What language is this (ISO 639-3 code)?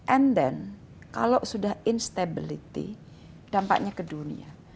ind